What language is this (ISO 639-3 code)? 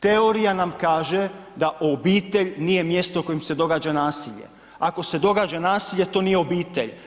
hrv